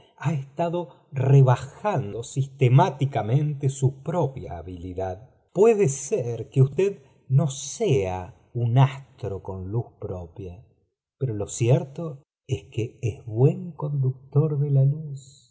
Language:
Spanish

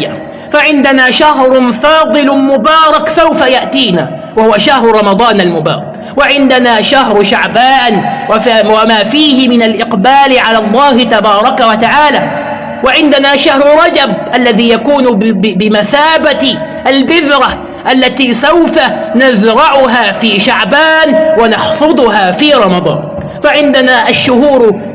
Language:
Arabic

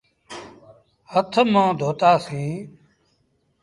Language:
Sindhi Bhil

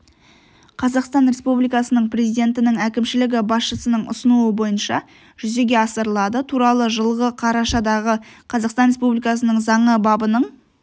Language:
Kazakh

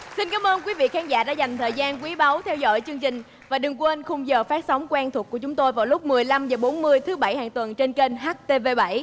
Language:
Vietnamese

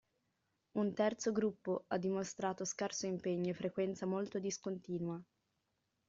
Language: Italian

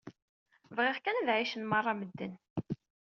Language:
Kabyle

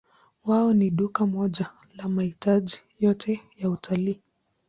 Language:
Swahili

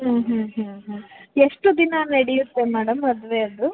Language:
Kannada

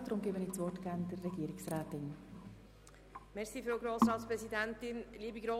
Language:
Swiss German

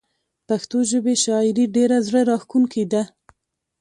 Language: Pashto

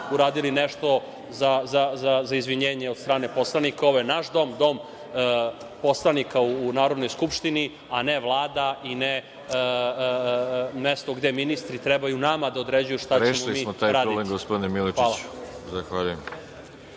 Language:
Serbian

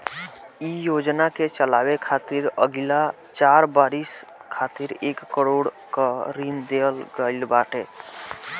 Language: Bhojpuri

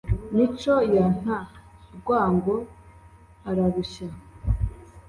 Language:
Kinyarwanda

